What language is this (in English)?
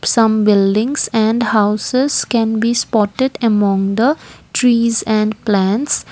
English